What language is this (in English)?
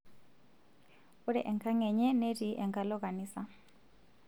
Masai